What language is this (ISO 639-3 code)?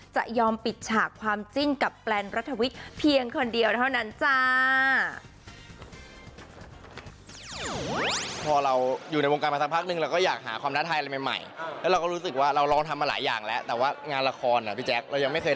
tha